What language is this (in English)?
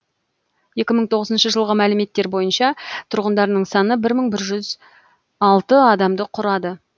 Kazakh